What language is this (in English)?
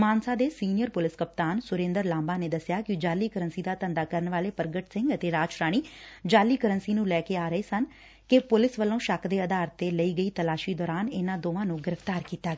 Punjabi